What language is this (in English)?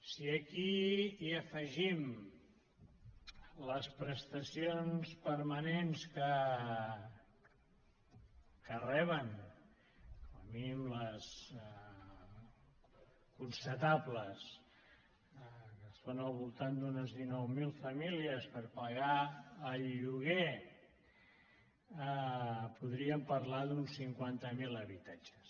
Catalan